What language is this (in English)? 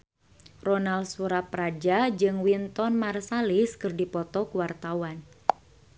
Sundanese